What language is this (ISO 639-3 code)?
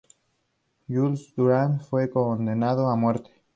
spa